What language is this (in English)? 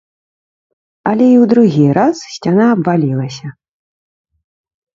Belarusian